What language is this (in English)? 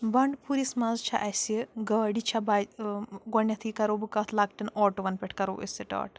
Kashmiri